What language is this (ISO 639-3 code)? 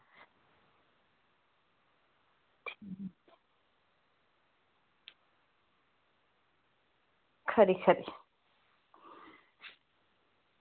doi